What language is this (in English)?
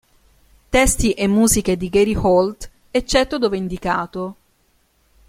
Italian